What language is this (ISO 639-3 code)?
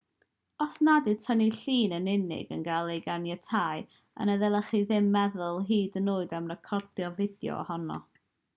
cym